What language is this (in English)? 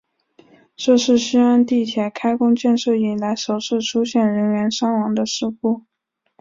Chinese